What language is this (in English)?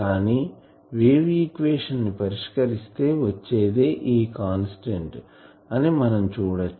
Telugu